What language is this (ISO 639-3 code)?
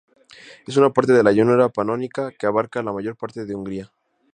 spa